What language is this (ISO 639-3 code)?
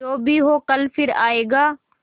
hin